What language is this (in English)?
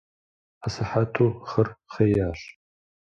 Kabardian